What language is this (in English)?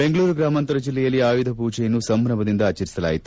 Kannada